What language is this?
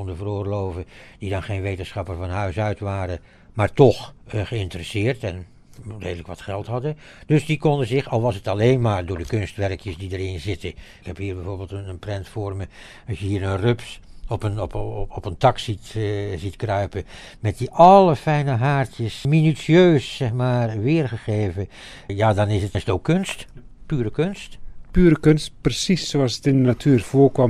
Dutch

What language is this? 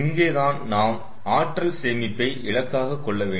Tamil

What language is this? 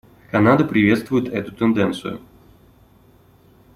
Russian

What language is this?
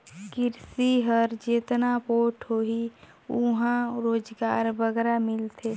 Chhattisgarhi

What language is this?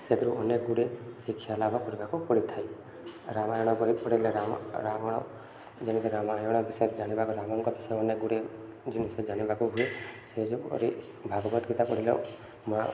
Odia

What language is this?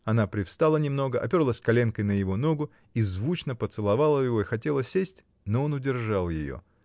Russian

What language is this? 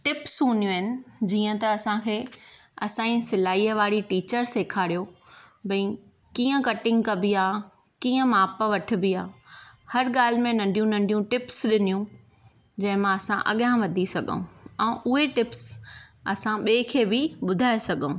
Sindhi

